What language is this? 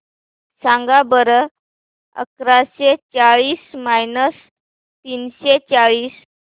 Marathi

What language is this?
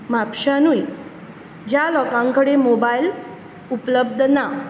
Konkani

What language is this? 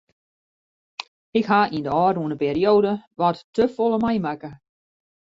Western Frisian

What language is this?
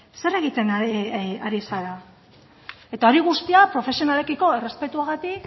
Basque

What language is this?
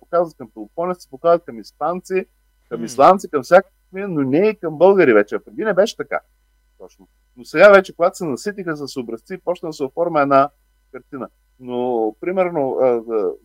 Bulgarian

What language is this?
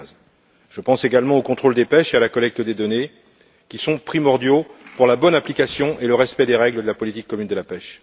French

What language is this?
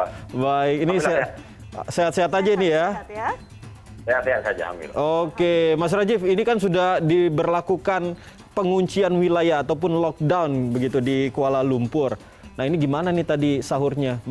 Indonesian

